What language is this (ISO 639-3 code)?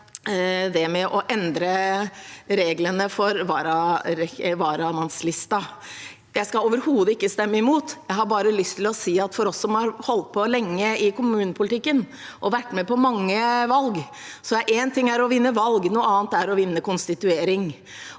nor